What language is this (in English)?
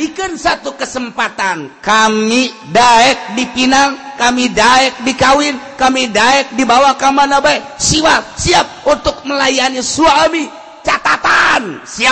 Indonesian